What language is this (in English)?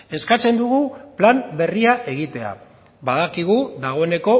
Basque